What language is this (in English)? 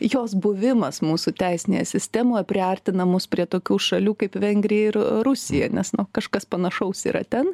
Lithuanian